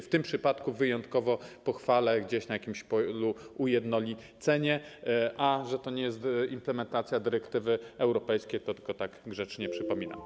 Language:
Polish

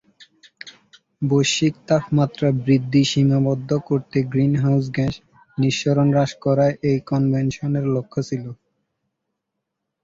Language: Bangla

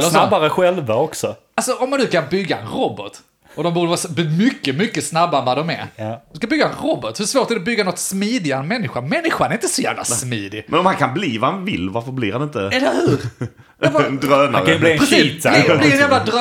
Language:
Swedish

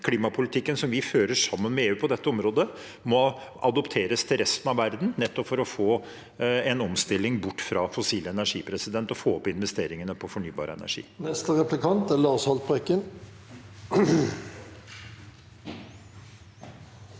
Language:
Norwegian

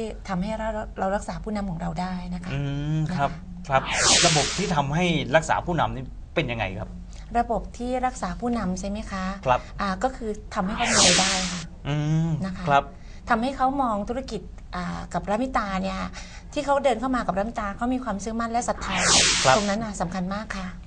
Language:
Thai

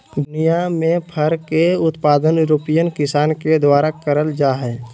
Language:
Magahi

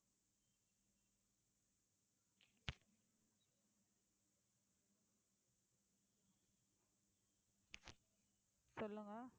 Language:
Tamil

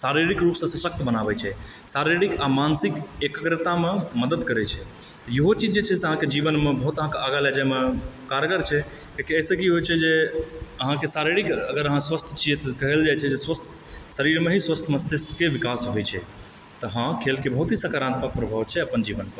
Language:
Maithili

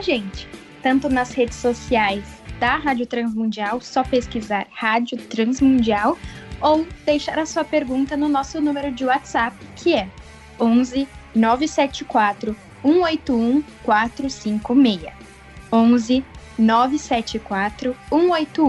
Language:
Portuguese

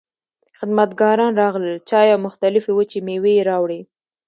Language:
Pashto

